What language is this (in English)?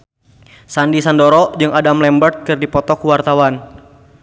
Sundanese